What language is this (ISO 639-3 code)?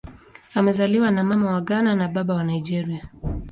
swa